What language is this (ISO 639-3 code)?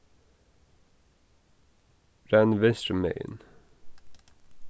fao